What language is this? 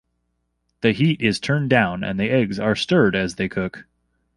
English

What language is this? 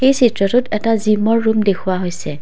Assamese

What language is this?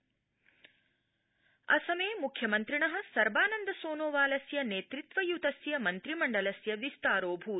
Sanskrit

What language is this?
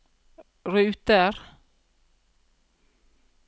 Norwegian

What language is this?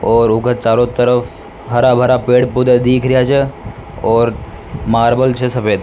Rajasthani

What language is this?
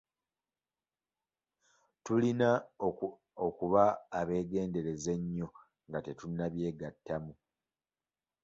Ganda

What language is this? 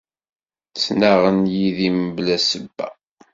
Kabyle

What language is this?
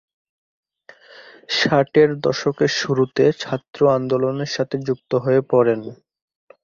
Bangla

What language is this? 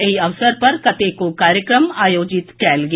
Maithili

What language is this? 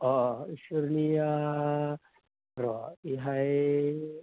Bodo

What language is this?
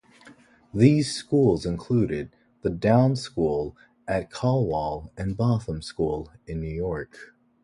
English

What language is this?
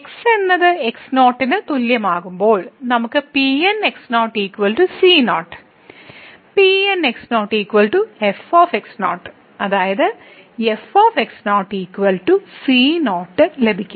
Malayalam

